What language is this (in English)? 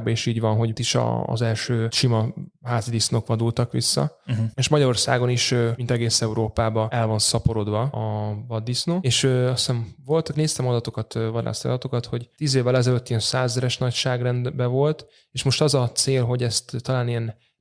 Hungarian